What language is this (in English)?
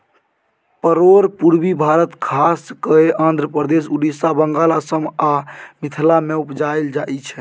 Maithili